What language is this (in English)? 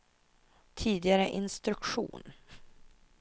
Swedish